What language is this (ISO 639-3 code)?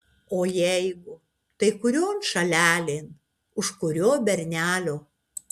lit